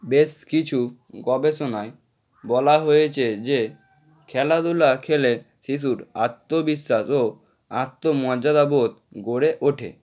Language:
Bangla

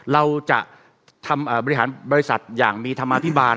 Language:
Thai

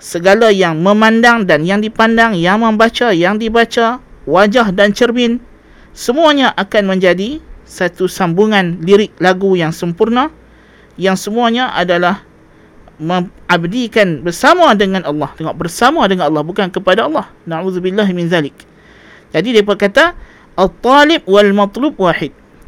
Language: Malay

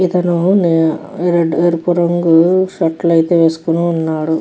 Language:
Telugu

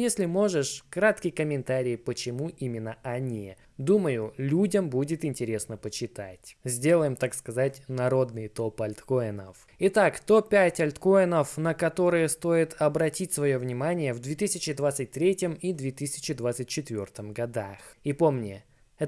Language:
Russian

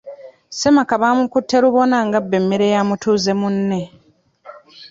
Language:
Ganda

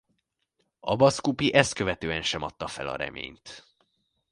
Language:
Hungarian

